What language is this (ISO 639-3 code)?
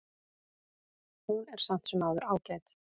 isl